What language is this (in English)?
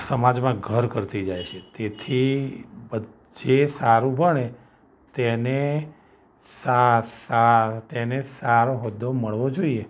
Gujarati